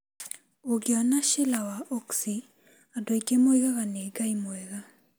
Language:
Kikuyu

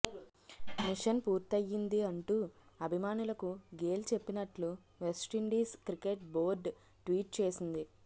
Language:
Telugu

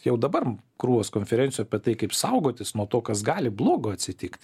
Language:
Lithuanian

